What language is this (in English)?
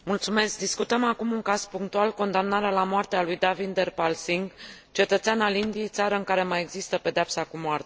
Romanian